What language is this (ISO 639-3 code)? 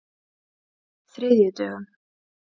isl